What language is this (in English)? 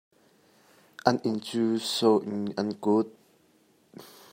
Hakha Chin